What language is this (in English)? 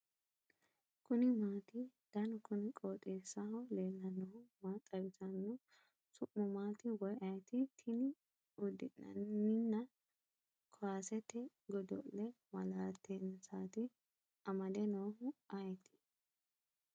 Sidamo